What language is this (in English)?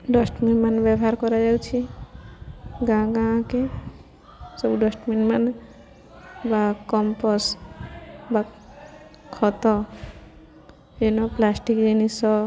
Odia